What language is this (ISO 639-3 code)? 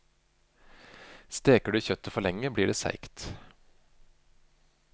nor